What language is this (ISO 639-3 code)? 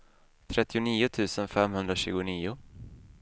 swe